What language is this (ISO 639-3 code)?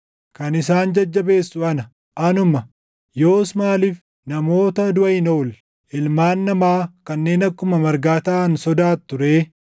orm